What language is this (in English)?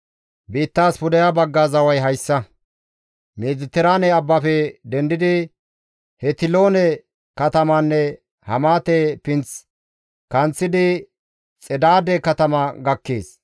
Gamo